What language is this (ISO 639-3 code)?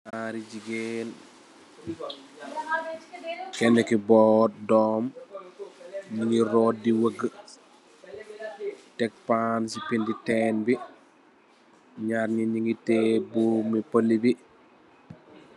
wol